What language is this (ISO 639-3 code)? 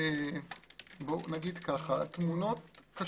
heb